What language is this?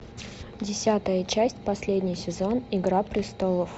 Russian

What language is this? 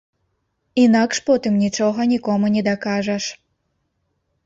Belarusian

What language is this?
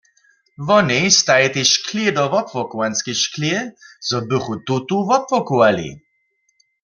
Upper Sorbian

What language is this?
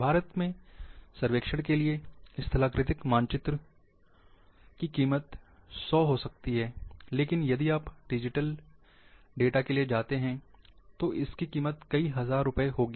Hindi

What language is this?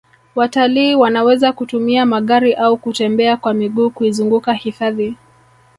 Swahili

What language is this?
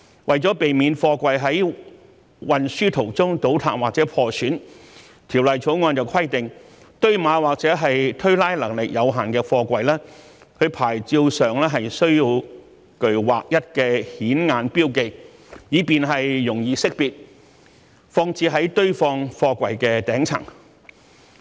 Cantonese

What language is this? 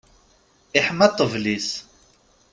Kabyle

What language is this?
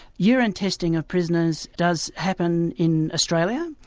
English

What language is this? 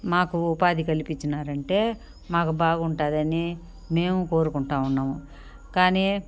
Telugu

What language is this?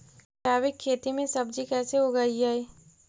Magahi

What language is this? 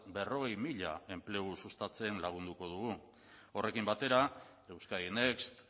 Basque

